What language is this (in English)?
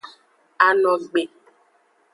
Aja (Benin)